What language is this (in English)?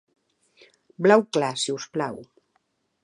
Catalan